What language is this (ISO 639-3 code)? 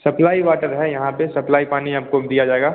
hin